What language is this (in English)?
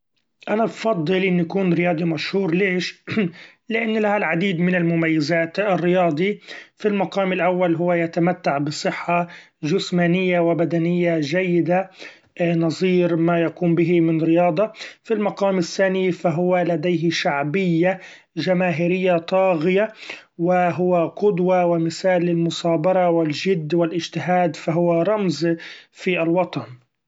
Gulf Arabic